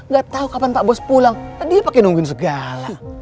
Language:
Indonesian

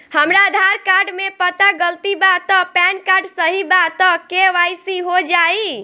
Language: Bhojpuri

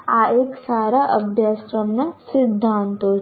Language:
Gujarati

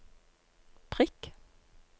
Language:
Norwegian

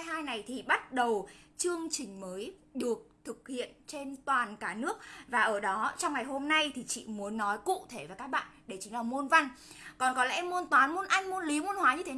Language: Vietnamese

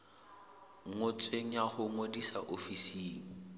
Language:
Southern Sotho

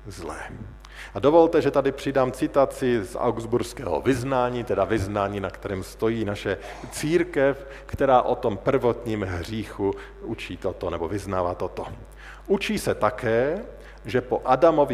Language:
Czech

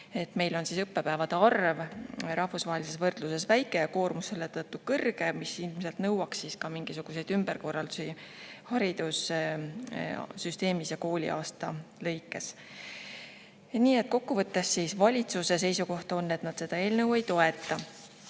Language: Estonian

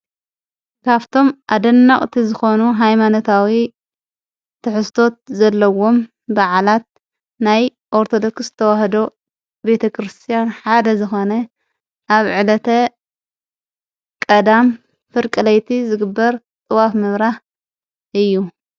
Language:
Tigrinya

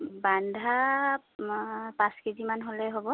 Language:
Assamese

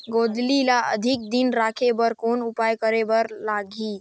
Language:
Chhattisgarhi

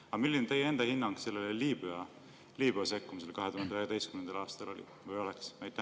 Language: Estonian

